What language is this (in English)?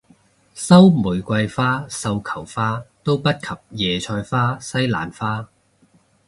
Cantonese